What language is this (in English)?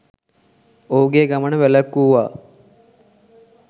Sinhala